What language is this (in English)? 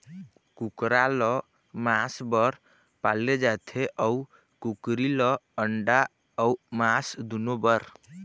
Chhattisgarhi